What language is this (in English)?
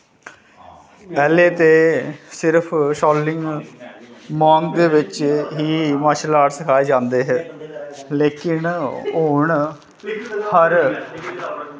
Dogri